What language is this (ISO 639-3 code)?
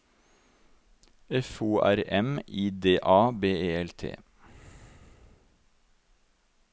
nor